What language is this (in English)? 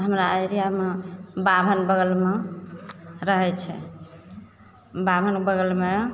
Maithili